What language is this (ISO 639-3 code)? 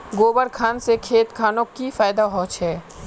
mag